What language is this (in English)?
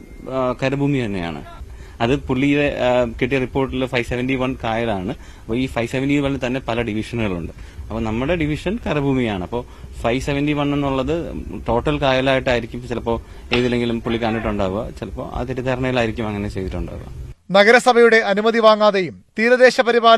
Romanian